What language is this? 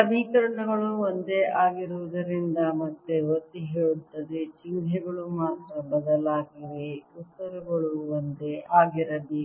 Kannada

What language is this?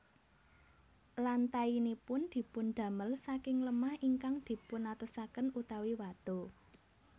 Javanese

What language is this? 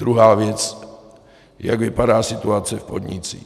Czech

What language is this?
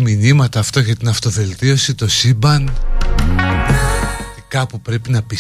Greek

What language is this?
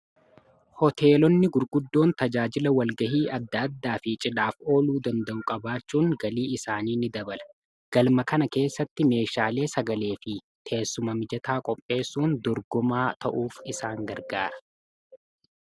Oromo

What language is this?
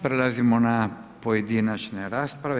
Croatian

